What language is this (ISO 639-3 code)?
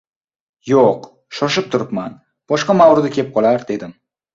uzb